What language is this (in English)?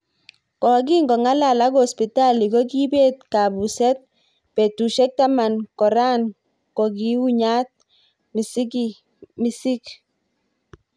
Kalenjin